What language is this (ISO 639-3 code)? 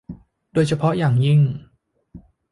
tha